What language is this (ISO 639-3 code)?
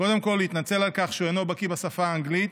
heb